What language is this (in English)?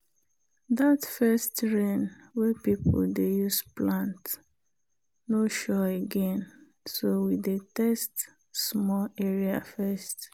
Nigerian Pidgin